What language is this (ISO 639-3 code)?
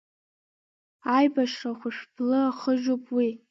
abk